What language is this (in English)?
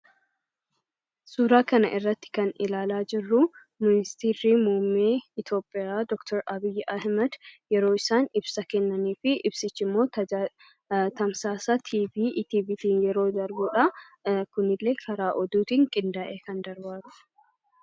Oromo